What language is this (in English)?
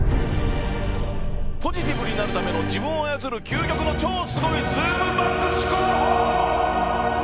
Japanese